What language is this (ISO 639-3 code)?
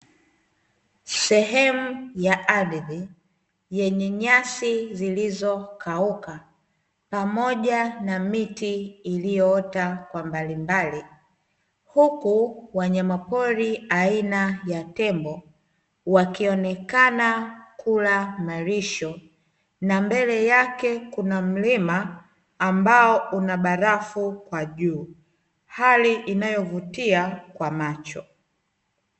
swa